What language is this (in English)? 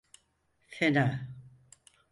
Turkish